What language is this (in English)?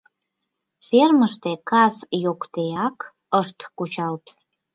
Mari